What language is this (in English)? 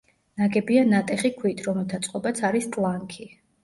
Georgian